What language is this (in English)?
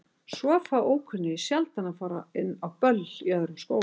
Icelandic